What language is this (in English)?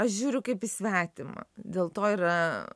Lithuanian